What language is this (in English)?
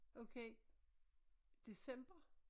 Danish